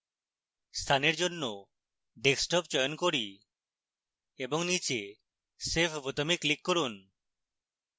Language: Bangla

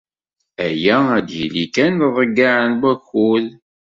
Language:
Kabyle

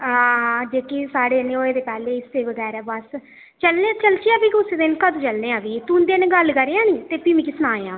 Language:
Dogri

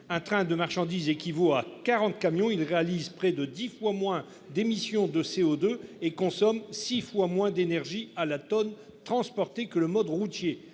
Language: French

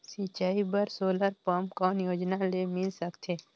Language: Chhattisgarhi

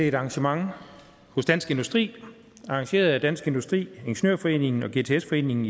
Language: Danish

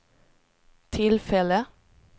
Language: Swedish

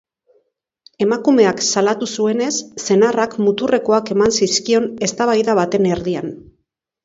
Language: Basque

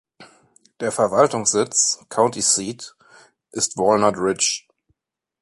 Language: German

